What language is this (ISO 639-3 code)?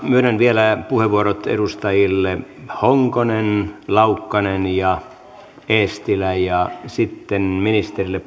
fin